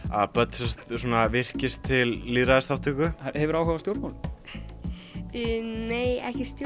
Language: Icelandic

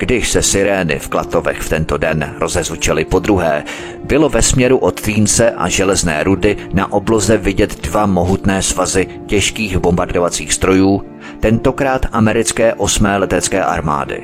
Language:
Czech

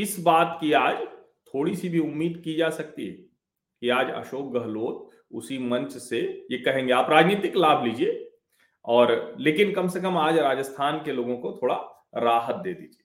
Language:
Hindi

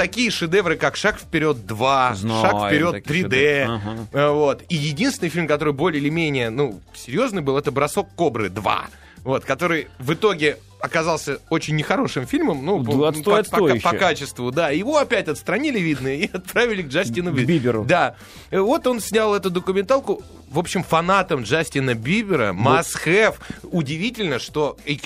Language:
Russian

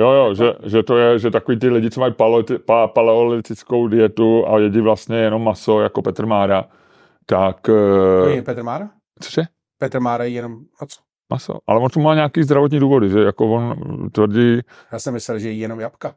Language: Czech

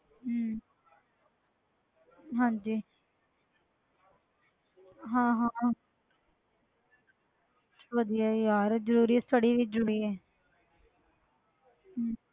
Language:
Punjabi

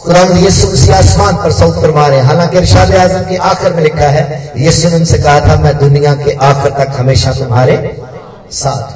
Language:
Hindi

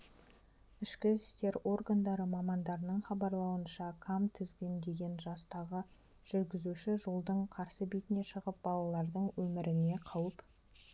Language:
Kazakh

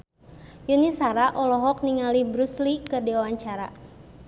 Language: Sundanese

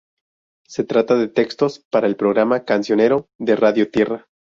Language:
Spanish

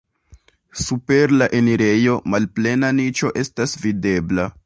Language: Esperanto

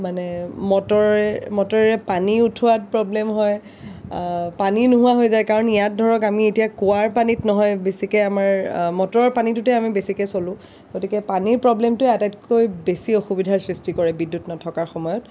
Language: Assamese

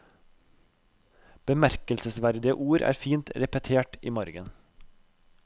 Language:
Norwegian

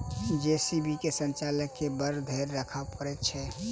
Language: Maithili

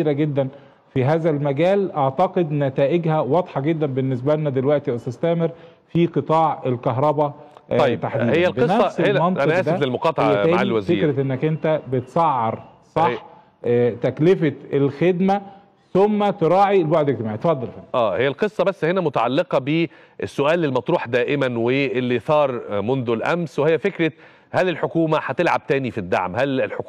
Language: Arabic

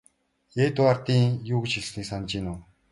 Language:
Mongolian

